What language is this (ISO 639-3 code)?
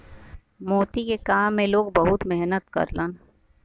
bho